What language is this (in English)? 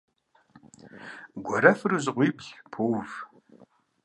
Kabardian